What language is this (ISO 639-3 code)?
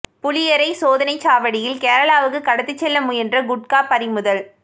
tam